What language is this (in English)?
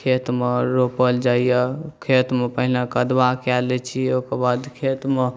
Maithili